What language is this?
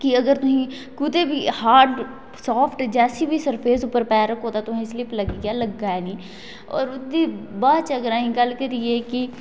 Dogri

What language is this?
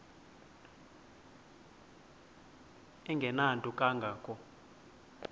Xhosa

